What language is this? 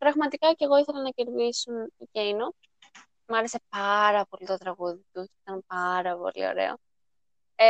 Greek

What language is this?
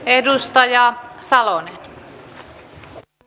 Finnish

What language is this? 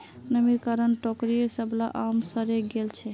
Magahi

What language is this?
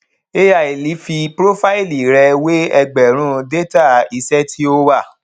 Yoruba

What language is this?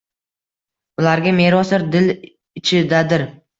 Uzbek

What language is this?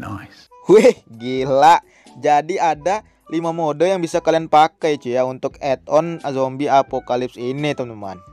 Indonesian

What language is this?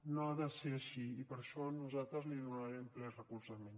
Catalan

